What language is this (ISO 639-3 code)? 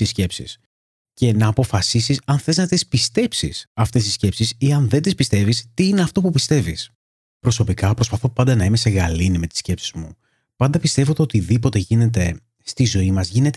ell